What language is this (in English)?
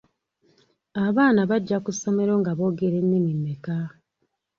Ganda